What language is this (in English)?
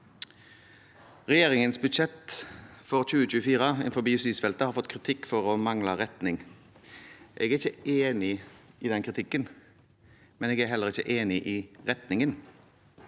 Norwegian